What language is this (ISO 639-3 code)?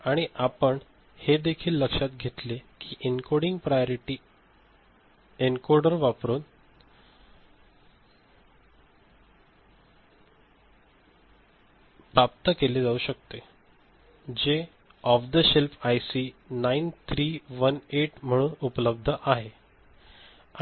mar